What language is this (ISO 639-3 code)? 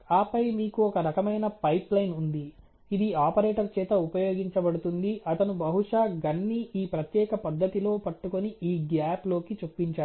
tel